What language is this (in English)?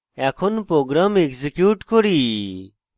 Bangla